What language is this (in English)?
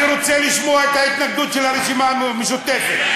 Hebrew